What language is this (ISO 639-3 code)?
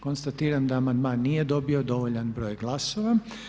hrv